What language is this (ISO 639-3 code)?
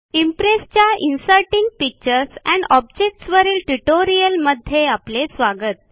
mar